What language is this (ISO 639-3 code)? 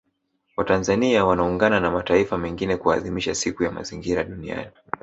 swa